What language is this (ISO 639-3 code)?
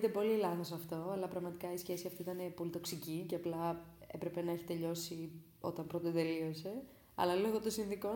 ell